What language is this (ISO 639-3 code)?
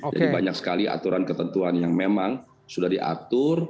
ind